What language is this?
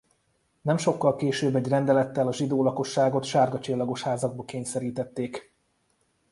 Hungarian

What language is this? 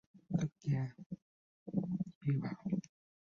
Vietnamese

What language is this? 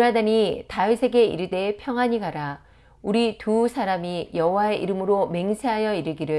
Korean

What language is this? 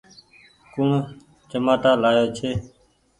Goaria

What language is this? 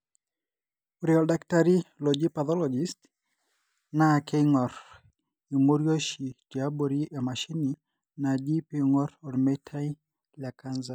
Masai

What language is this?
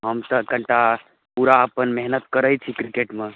Maithili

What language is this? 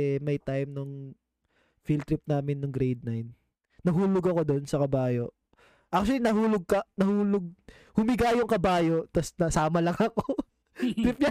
Filipino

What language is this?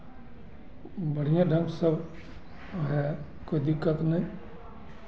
Hindi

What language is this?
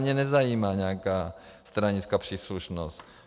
Czech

